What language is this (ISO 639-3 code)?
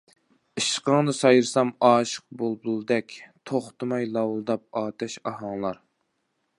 uig